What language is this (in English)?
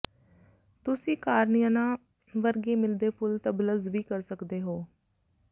Punjabi